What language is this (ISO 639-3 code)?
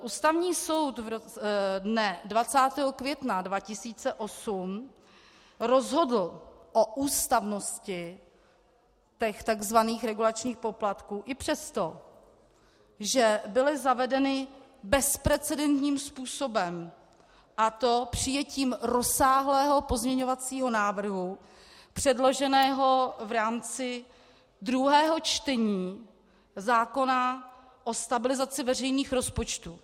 ces